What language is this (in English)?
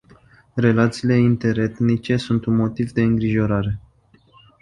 Romanian